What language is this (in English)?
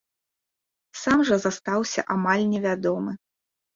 Belarusian